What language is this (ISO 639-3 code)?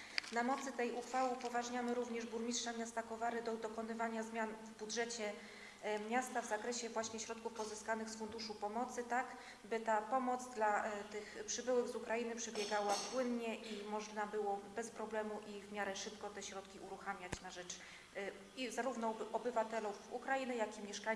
pol